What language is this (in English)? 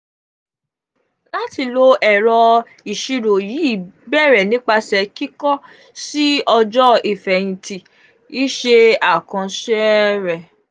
Yoruba